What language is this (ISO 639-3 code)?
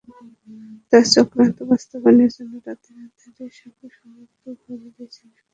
ben